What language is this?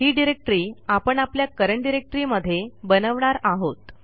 Marathi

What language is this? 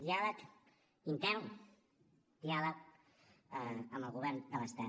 Catalan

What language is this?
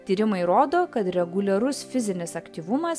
Lithuanian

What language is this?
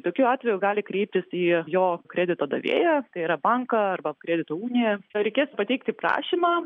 Lithuanian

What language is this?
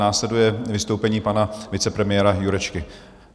Czech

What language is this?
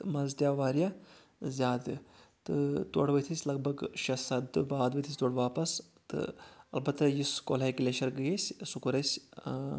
Kashmiri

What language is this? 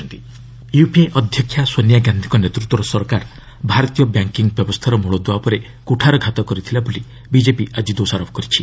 Odia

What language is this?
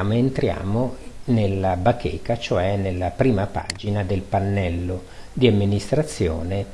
Italian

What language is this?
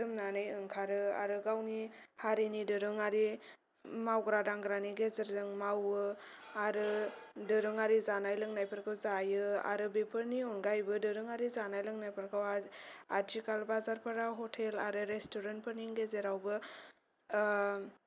Bodo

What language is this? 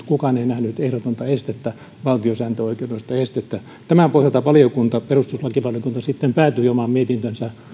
Finnish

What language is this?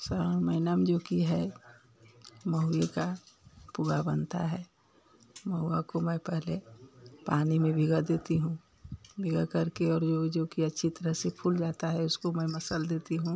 Hindi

